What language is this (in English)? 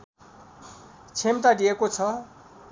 Nepali